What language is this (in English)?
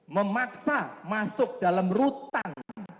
Indonesian